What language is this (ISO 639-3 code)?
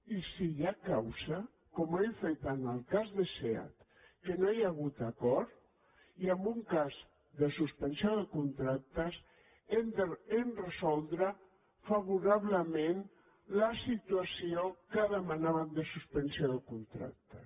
cat